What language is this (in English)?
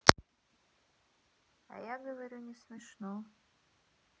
Russian